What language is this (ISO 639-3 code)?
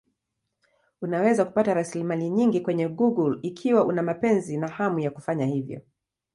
swa